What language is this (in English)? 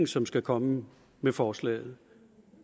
Danish